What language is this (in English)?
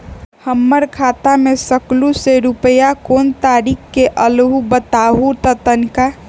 Magahi